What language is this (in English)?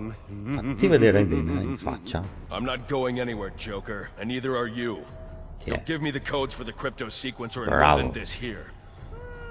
Italian